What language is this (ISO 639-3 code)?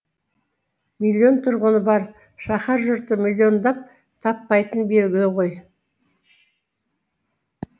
kaz